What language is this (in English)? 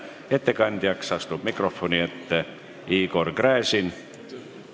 Estonian